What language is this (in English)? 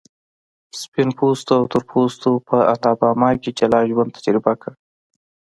Pashto